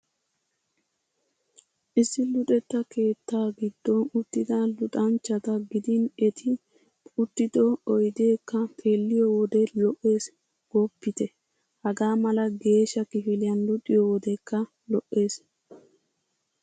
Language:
Wolaytta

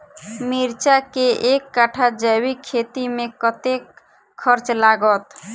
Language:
Maithili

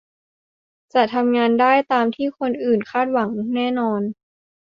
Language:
Thai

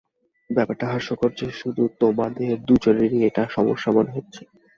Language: Bangla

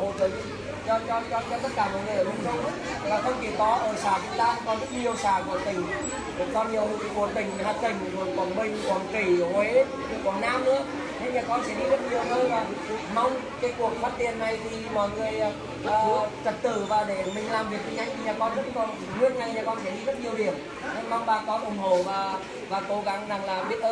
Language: Vietnamese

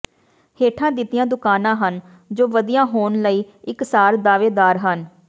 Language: Punjabi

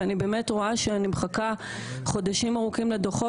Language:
Hebrew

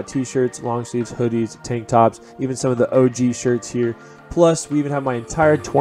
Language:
English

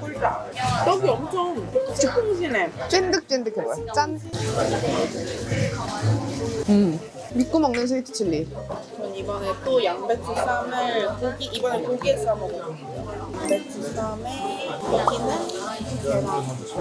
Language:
Korean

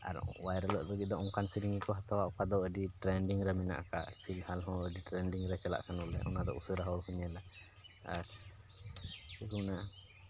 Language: Santali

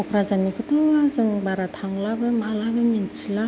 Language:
Bodo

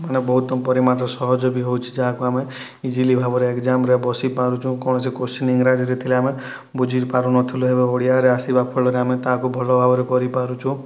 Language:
Odia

